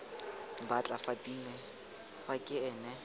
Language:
Tswana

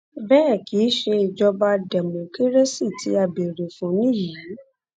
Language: Yoruba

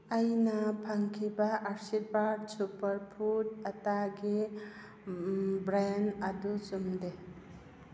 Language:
Manipuri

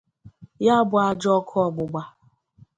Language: Igbo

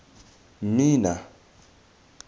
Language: Tswana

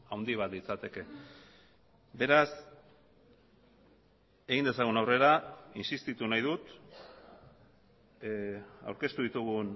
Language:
Basque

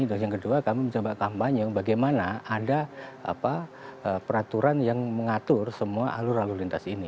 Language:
Indonesian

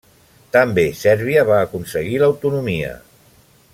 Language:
Catalan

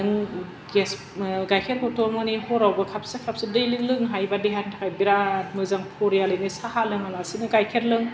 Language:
Bodo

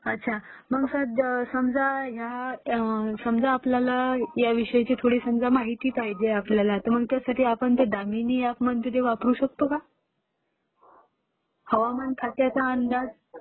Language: Marathi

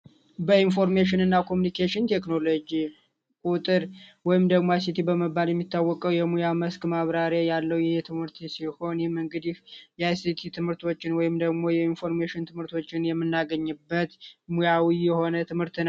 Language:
Amharic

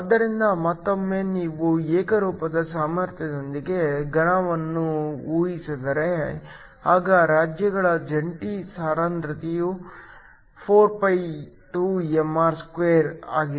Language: Kannada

